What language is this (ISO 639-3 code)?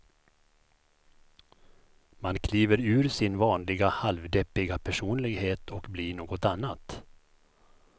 swe